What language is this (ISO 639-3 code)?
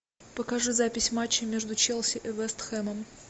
rus